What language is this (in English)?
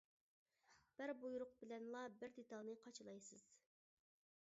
Uyghur